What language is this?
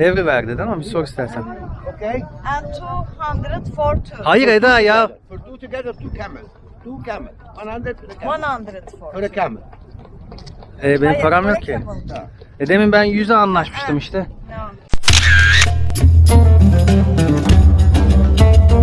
Turkish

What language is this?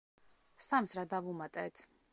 Georgian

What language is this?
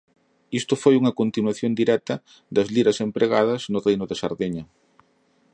Galician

